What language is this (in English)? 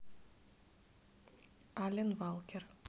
Russian